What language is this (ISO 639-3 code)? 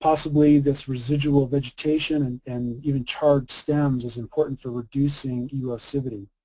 eng